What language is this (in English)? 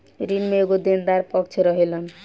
Bhojpuri